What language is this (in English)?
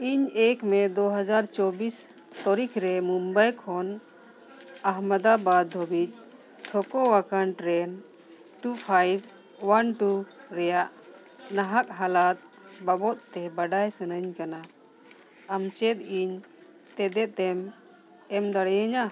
Santali